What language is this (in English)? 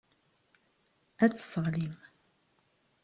Kabyle